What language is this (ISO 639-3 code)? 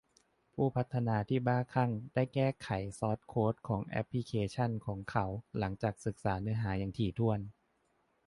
tha